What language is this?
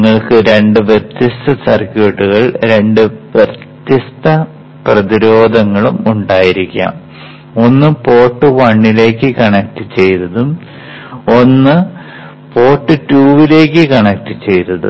Malayalam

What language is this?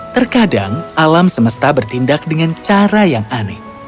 Indonesian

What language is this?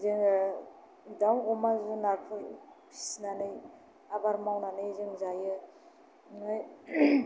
Bodo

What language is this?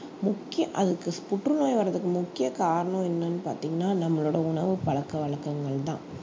Tamil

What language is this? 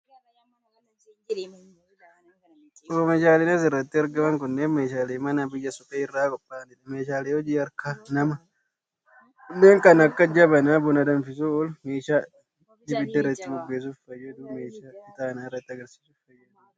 Oromo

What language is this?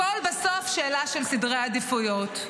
Hebrew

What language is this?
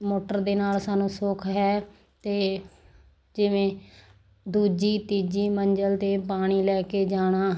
Punjabi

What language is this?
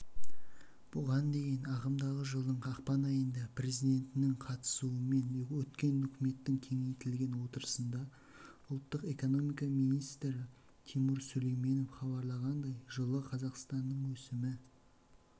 Kazakh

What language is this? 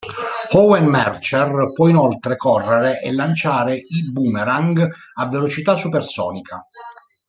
Italian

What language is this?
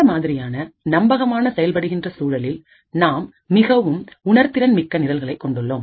Tamil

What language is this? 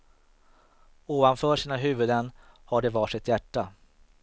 Swedish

